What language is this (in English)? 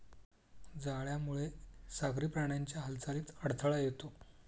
Marathi